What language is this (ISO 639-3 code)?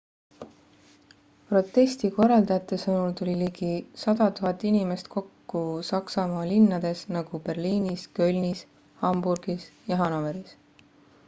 est